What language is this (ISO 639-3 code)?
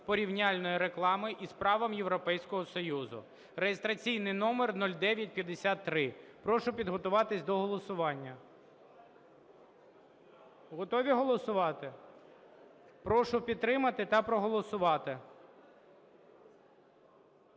ukr